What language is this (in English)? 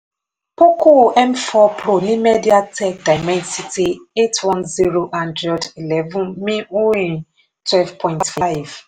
Yoruba